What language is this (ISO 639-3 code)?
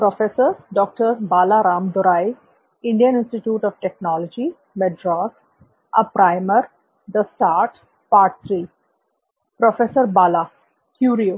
hin